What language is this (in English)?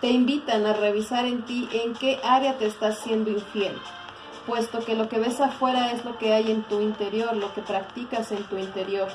Spanish